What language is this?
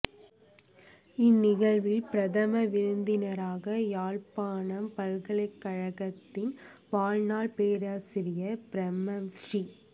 Tamil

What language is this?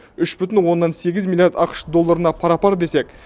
Kazakh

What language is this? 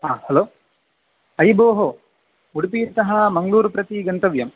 Sanskrit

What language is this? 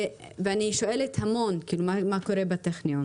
Hebrew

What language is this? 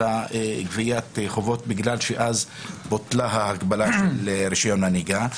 Hebrew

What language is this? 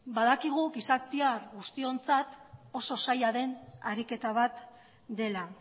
Basque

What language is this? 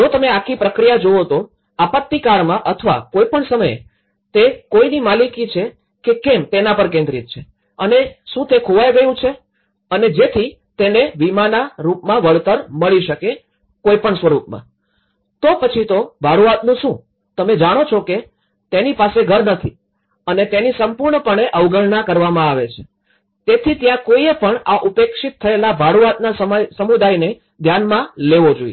Gujarati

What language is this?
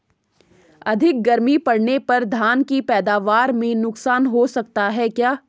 Hindi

